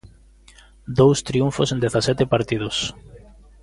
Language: Galician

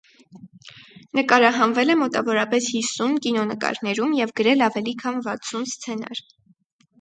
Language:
Armenian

